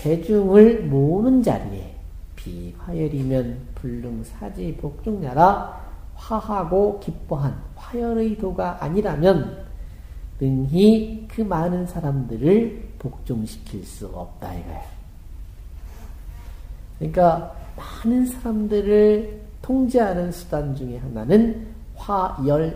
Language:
Korean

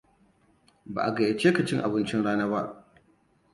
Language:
Hausa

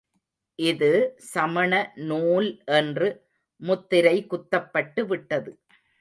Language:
Tamil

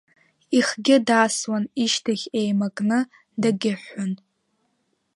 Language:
Abkhazian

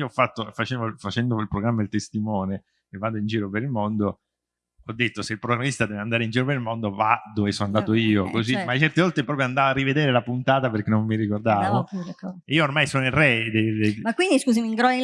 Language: Italian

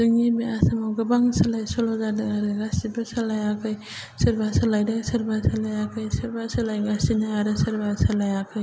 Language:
Bodo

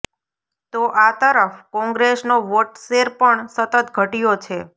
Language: Gujarati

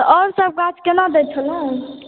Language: Maithili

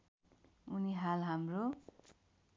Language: Nepali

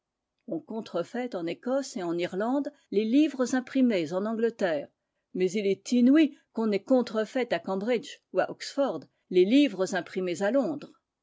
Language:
French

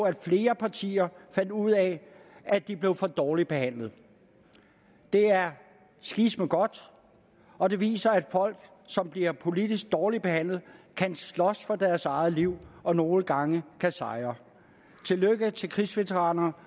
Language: Danish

